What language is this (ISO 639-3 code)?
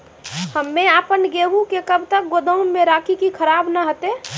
mai